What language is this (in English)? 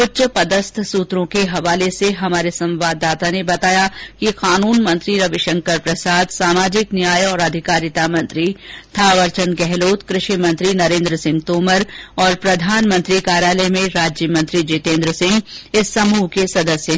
Hindi